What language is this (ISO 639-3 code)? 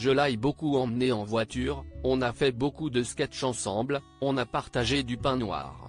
fra